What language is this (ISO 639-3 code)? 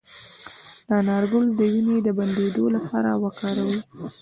pus